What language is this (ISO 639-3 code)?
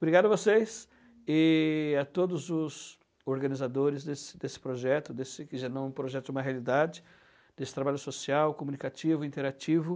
por